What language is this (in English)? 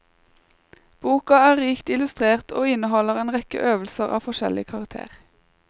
Norwegian